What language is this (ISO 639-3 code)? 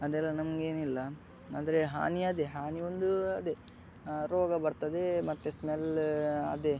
kan